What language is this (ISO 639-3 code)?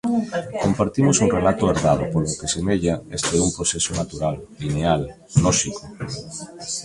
glg